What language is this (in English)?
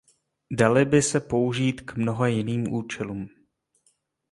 Czech